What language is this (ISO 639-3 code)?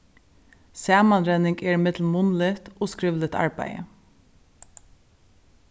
fao